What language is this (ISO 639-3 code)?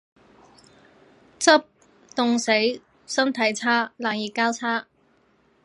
yue